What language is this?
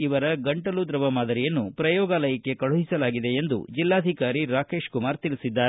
Kannada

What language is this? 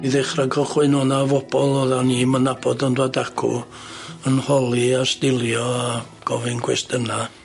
Welsh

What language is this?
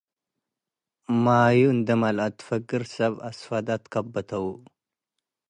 Tigre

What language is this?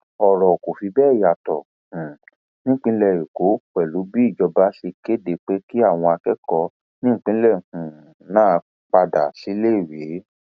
Yoruba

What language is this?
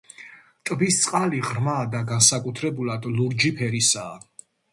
Georgian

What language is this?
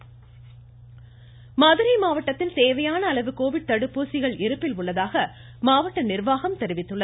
Tamil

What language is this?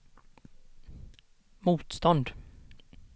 Swedish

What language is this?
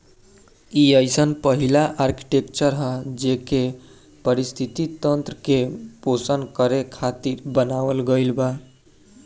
Bhojpuri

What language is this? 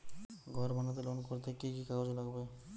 Bangla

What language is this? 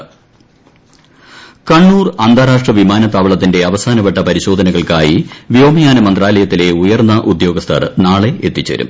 Malayalam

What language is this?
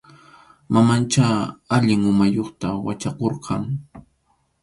Arequipa-La Unión Quechua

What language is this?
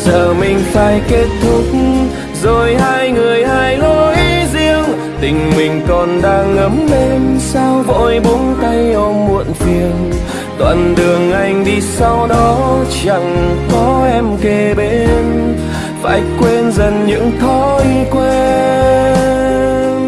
Vietnamese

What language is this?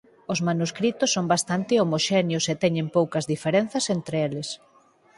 Galician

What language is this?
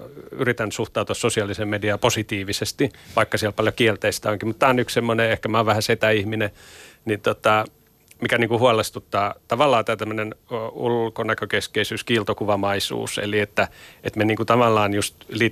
Finnish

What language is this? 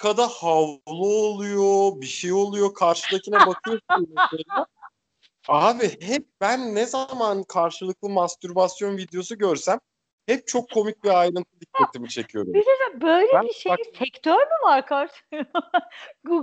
Turkish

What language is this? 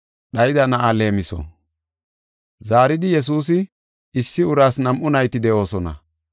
Gofa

